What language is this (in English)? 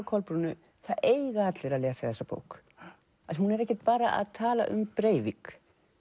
Icelandic